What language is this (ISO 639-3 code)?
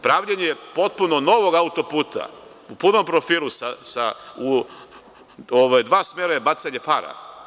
srp